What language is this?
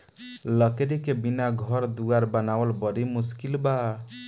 Bhojpuri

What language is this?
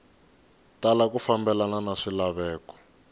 Tsonga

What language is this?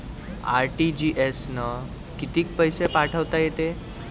Marathi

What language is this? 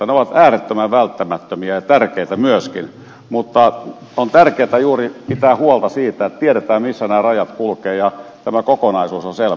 Finnish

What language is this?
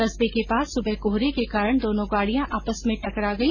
Hindi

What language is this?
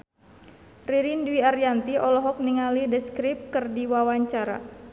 Sundanese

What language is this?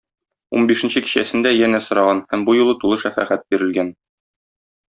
Tatar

